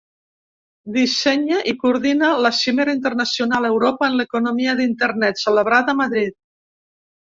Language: Catalan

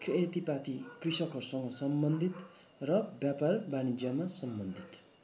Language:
Nepali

